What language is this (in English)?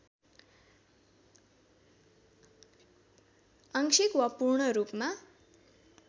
Nepali